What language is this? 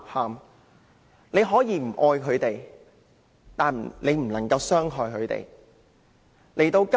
Cantonese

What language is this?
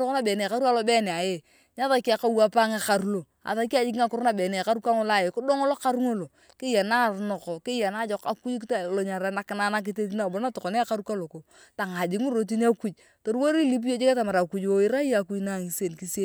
Turkana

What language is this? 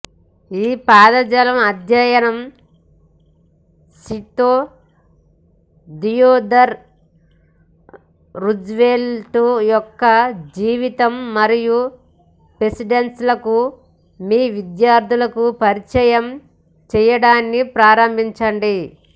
Telugu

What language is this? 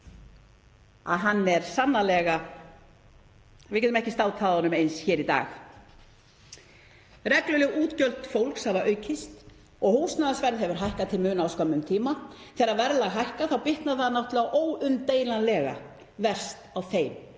Icelandic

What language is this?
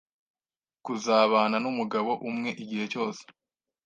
Kinyarwanda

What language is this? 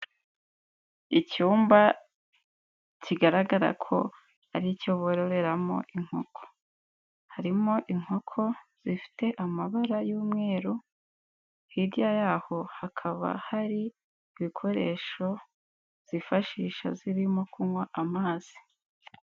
Kinyarwanda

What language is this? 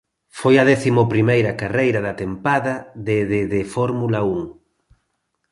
Galician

